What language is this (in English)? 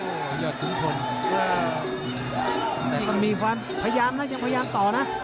Thai